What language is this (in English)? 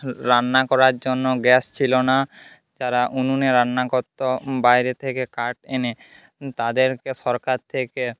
Bangla